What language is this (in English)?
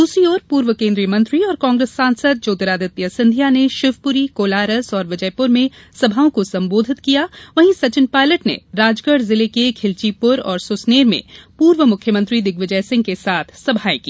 Hindi